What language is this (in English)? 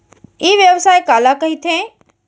Chhattisgarhi